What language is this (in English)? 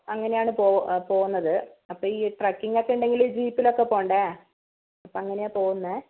Malayalam